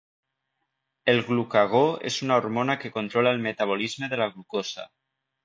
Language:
Catalan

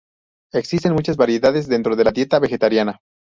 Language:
Spanish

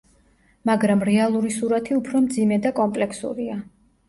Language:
Georgian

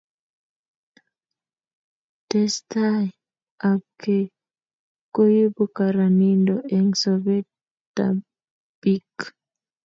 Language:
Kalenjin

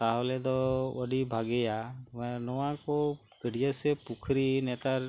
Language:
Santali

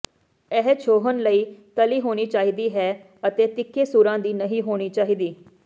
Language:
Punjabi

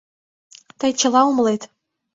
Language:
Mari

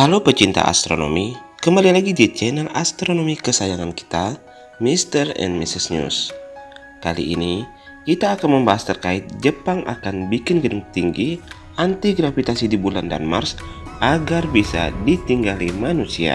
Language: Indonesian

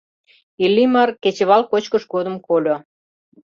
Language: Mari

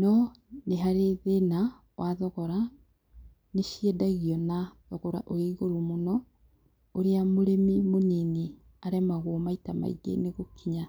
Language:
Kikuyu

